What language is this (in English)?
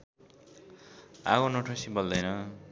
Nepali